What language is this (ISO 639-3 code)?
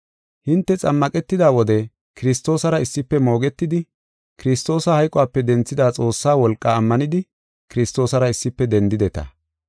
gof